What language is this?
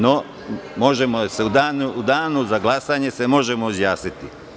Serbian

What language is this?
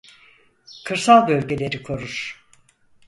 Turkish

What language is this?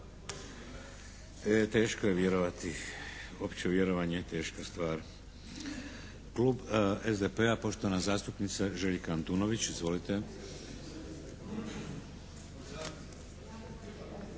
Croatian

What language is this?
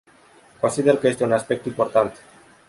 Romanian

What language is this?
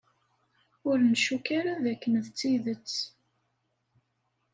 Kabyle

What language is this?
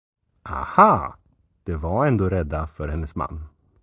Swedish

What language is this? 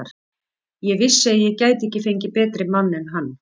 Icelandic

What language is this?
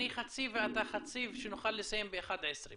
Hebrew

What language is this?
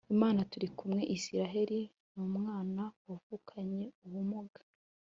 Kinyarwanda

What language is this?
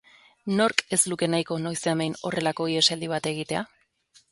Basque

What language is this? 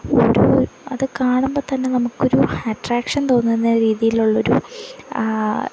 Malayalam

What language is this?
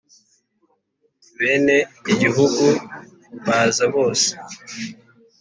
Kinyarwanda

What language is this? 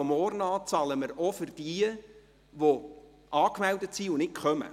Swiss German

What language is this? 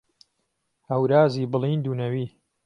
Central Kurdish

